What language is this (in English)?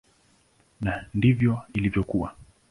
Swahili